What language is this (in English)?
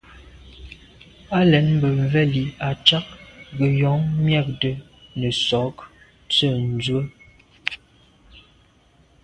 Medumba